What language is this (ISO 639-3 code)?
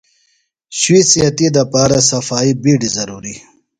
phl